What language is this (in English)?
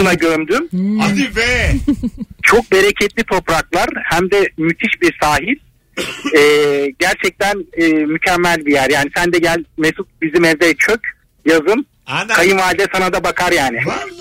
Turkish